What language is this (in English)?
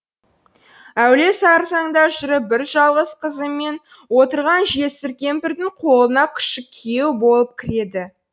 Kazakh